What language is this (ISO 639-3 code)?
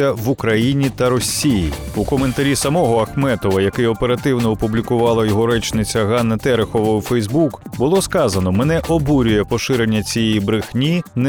ukr